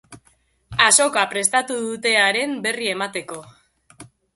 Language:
Basque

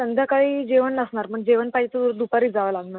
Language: Marathi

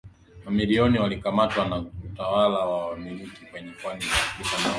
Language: Swahili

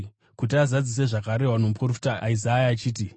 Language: Shona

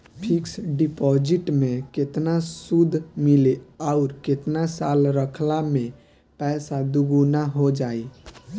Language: Bhojpuri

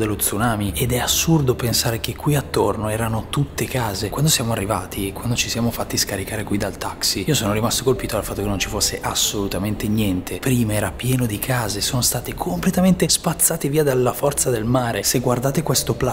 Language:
Italian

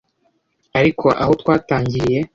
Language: Kinyarwanda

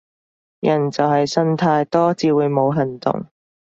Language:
Cantonese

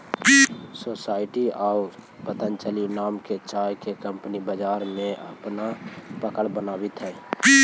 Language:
Magahi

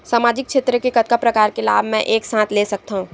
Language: Chhattisgarhi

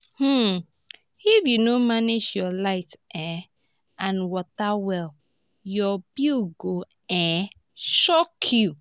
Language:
Nigerian Pidgin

